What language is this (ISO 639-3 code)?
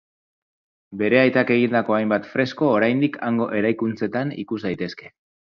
eus